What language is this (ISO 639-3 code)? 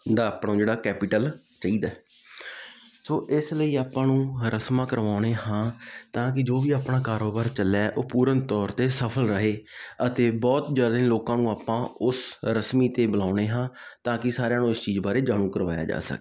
pan